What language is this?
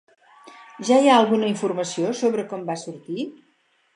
Catalan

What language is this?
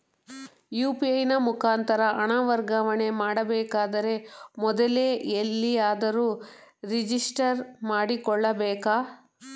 Kannada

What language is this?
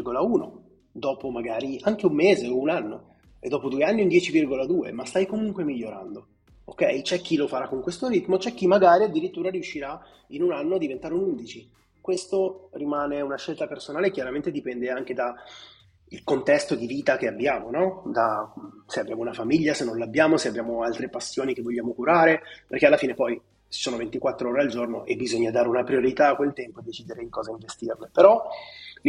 Italian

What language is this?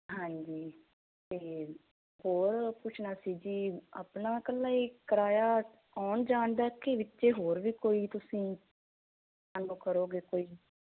Punjabi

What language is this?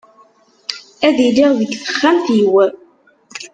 Kabyle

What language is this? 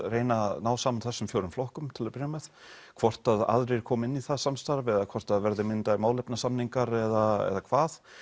Icelandic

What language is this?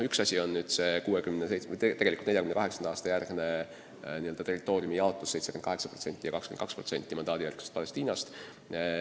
Estonian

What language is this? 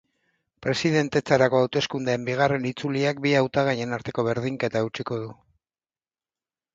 Basque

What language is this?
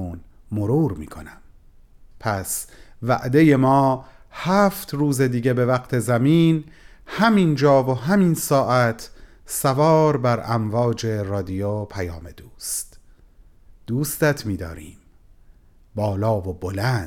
Persian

